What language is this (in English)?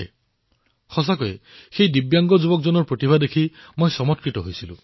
Assamese